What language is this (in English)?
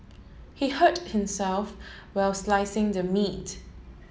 English